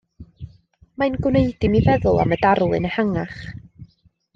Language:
Welsh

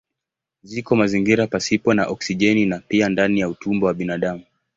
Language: Swahili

